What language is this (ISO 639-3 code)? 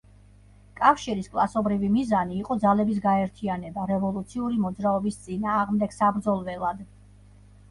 kat